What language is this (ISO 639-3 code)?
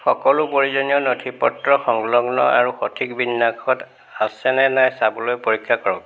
asm